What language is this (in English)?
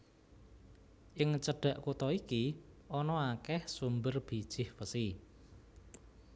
Javanese